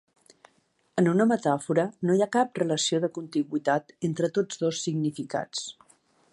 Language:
Catalan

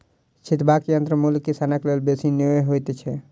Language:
Maithili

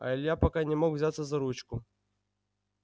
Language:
Russian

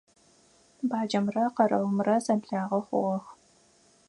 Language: Adyghe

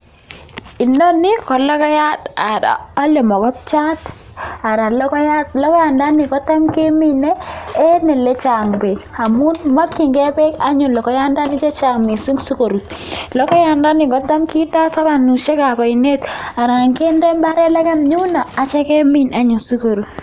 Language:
Kalenjin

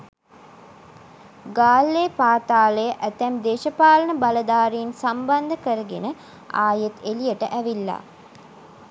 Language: Sinhala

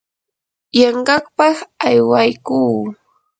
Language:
Yanahuanca Pasco Quechua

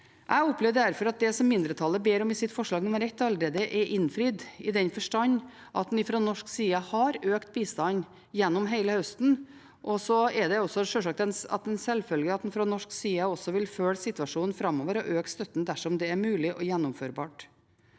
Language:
Norwegian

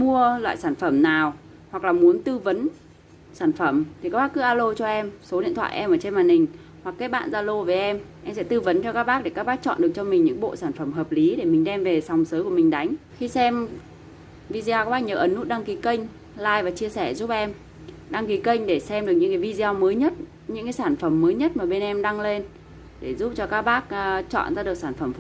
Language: Vietnamese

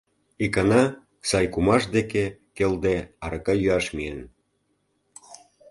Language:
Mari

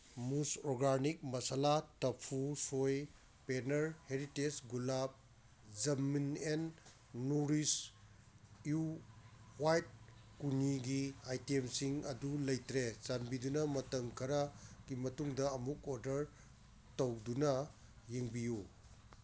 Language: Manipuri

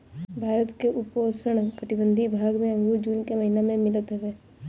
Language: Bhojpuri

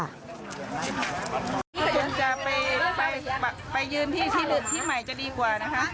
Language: Thai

